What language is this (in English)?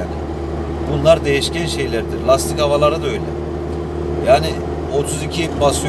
Turkish